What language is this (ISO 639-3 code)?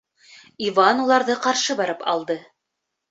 bak